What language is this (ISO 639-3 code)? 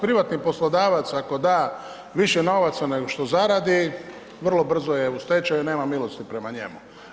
hrv